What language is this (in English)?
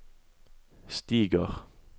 Norwegian